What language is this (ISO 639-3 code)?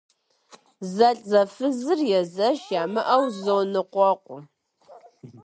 kbd